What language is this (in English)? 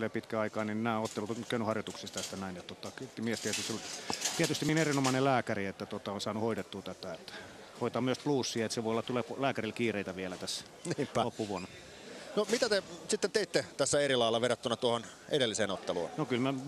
Finnish